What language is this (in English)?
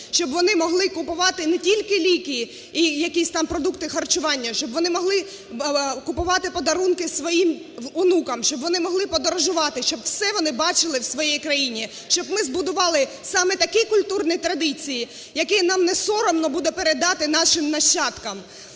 Ukrainian